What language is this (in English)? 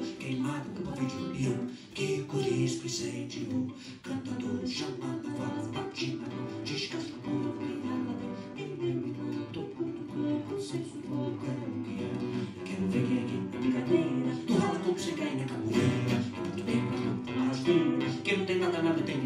Indonesian